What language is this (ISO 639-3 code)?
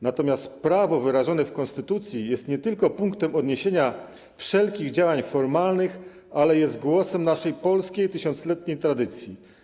pol